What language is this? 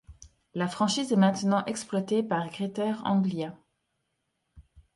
French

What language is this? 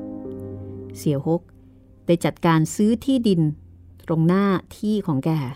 Thai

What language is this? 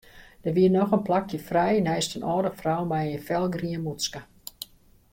Western Frisian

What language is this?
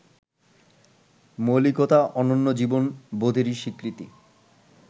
Bangla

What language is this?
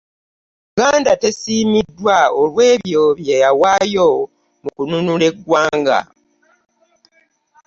Ganda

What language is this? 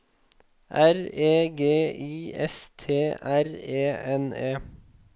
Norwegian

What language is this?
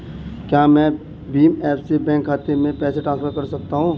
Hindi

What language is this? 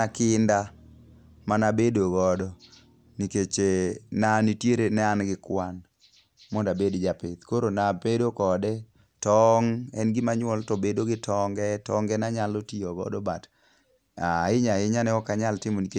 Luo (Kenya and Tanzania)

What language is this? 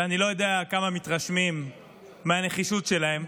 Hebrew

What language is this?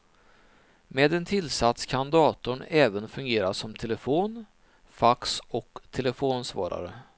Swedish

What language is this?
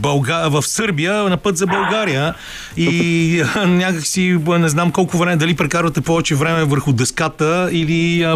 Bulgarian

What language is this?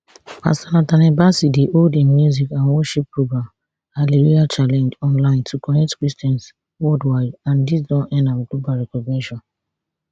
Nigerian Pidgin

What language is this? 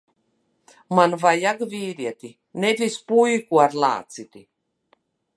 Latvian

